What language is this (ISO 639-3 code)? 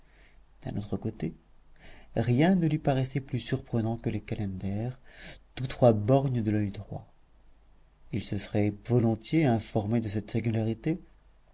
fra